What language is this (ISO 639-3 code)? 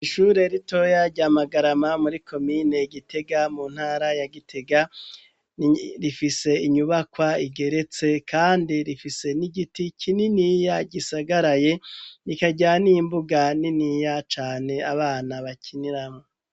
run